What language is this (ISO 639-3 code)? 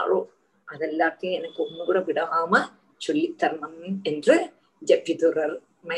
tam